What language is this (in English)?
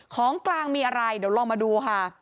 Thai